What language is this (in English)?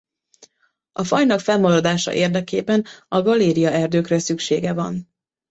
Hungarian